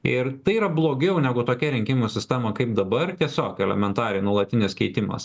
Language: Lithuanian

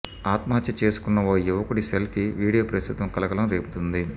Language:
Telugu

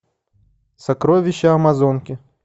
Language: Russian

